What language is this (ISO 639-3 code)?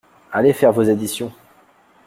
fra